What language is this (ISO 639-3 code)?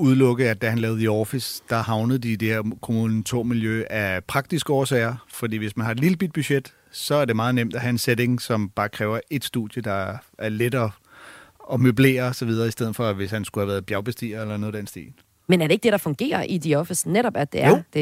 dan